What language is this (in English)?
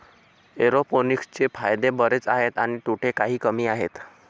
Marathi